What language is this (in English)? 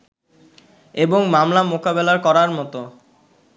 Bangla